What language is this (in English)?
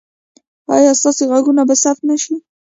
Pashto